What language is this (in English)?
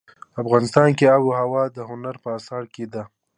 Pashto